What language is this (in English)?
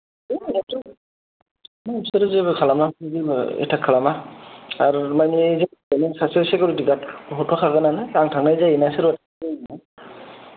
Bodo